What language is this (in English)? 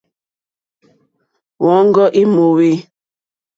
Mokpwe